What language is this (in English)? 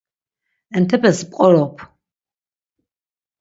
Laz